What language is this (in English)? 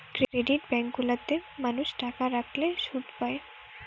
Bangla